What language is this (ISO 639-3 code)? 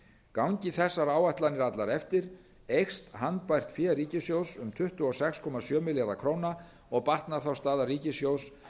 isl